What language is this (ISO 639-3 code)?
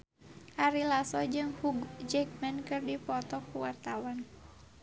sun